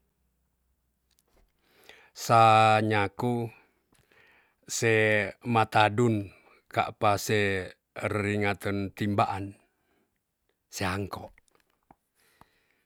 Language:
Tonsea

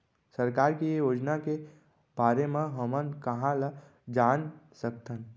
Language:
Chhattisgarhi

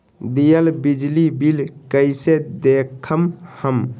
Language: Magahi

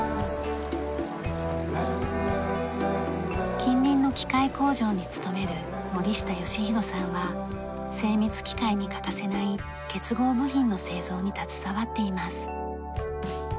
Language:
Japanese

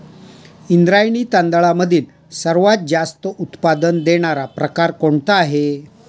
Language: Marathi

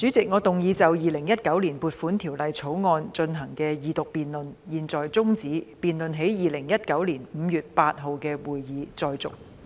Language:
Cantonese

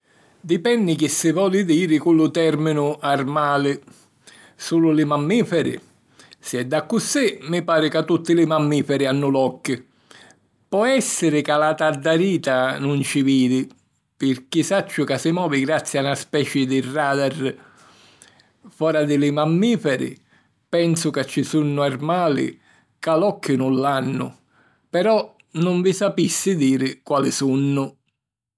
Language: Sicilian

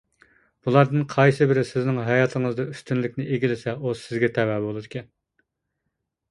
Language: Uyghur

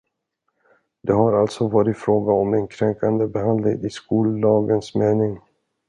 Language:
Swedish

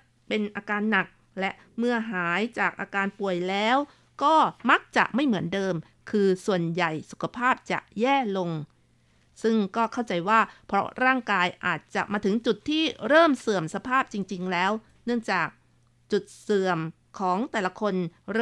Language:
Thai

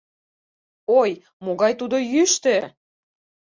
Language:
Mari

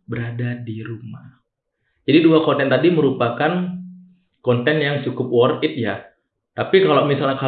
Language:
Indonesian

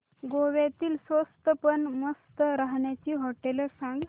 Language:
Marathi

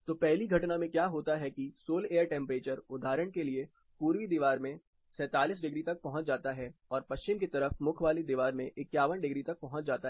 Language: Hindi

